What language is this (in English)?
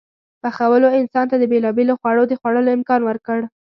Pashto